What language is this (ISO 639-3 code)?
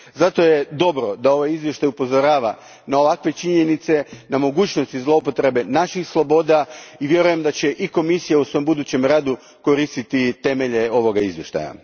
hrv